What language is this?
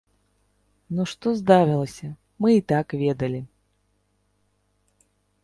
Belarusian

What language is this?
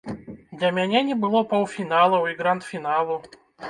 Belarusian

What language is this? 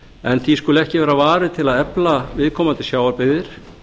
Icelandic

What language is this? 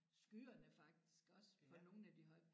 Danish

